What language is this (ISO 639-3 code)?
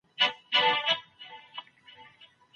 pus